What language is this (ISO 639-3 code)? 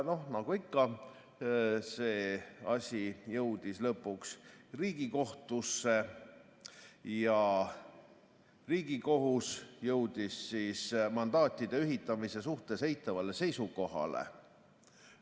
est